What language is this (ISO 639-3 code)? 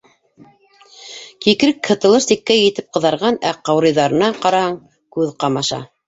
bak